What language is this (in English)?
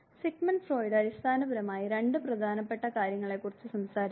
Malayalam